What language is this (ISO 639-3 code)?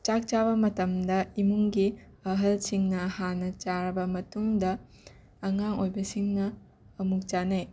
mni